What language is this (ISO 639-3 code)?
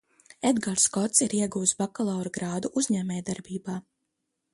lav